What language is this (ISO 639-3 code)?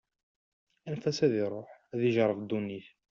kab